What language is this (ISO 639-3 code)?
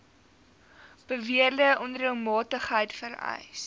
afr